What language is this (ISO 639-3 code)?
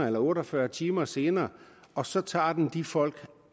dan